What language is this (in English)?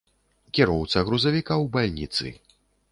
Belarusian